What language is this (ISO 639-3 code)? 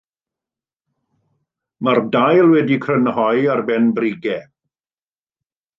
cym